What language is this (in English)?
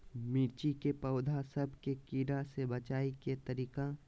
Magahi